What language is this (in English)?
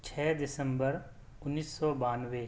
Urdu